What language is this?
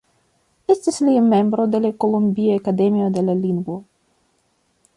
Esperanto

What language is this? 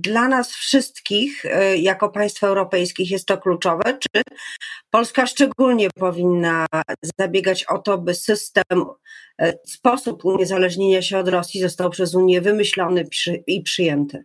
Polish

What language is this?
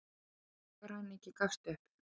Icelandic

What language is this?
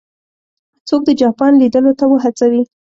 Pashto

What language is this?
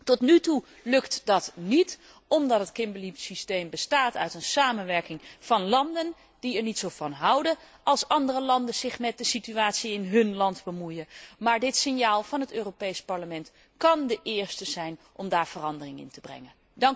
Dutch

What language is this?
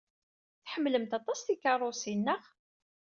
Kabyle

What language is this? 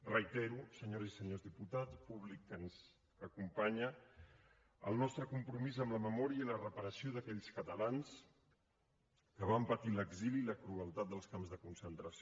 Catalan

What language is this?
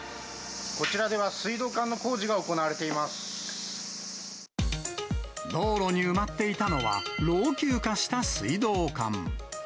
Japanese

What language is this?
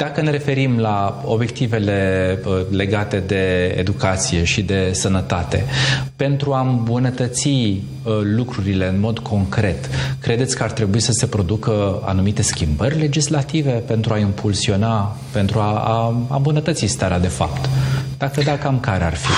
Romanian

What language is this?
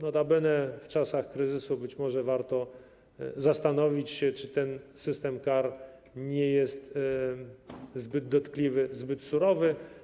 Polish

